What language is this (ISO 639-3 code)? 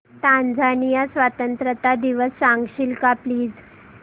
mar